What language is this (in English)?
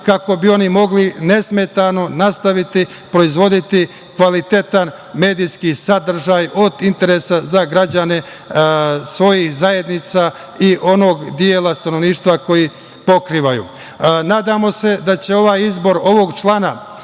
Serbian